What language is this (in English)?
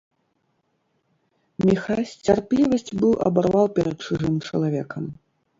Belarusian